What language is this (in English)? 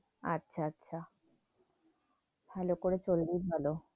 Bangla